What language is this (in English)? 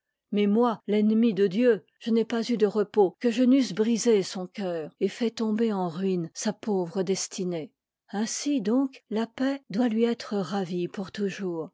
French